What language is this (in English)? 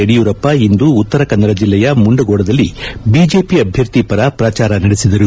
Kannada